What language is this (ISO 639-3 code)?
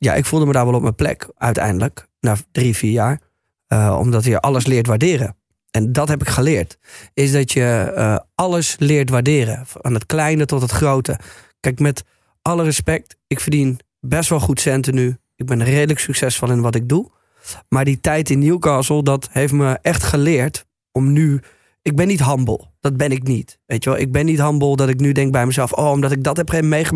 nld